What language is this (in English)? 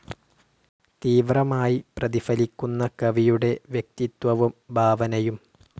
Malayalam